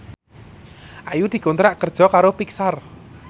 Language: Javanese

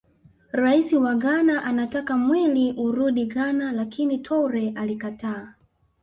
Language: Swahili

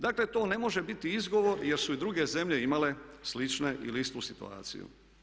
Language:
Croatian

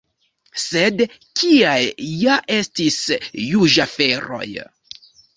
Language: Esperanto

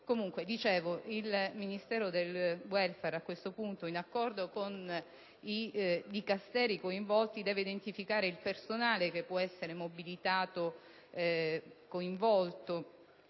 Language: Italian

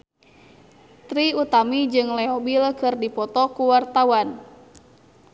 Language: Sundanese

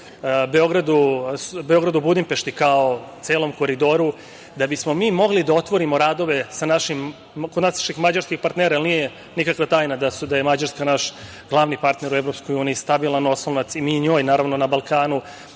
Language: Serbian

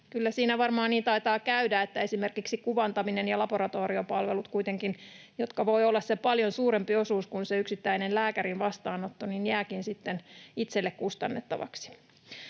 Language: Finnish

